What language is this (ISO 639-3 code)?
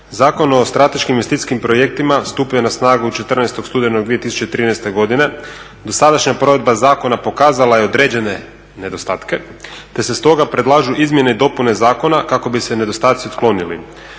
hrv